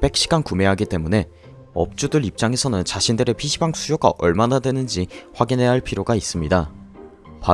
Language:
Korean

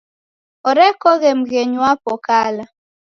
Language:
Taita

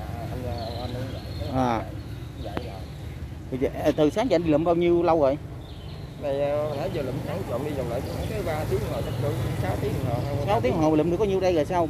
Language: Vietnamese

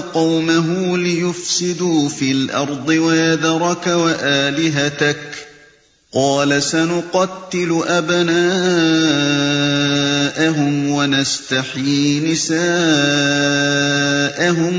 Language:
Urdu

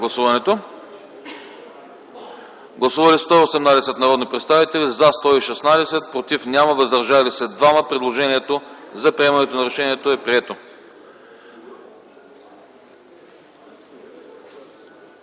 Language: Bulgarian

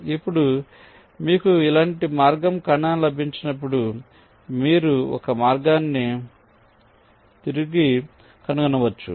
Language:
Telugu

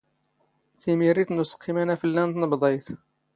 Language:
Standard Moroccan Tamazight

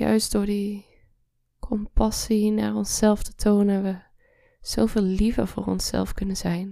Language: Dutch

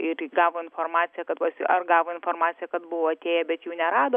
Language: Lithuanian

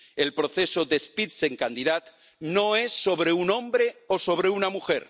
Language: Spanish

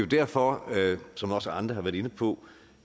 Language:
Danish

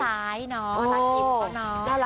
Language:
Thai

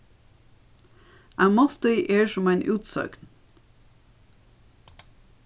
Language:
Faroese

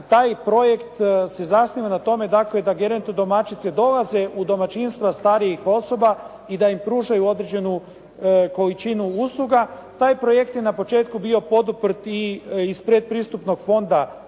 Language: Croatian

